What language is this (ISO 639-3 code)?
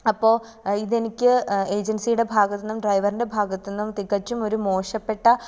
mal